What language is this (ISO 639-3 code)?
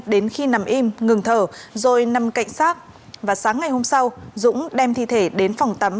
vie